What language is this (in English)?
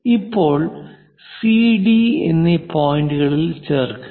Malayalam